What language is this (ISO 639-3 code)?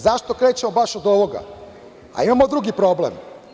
srp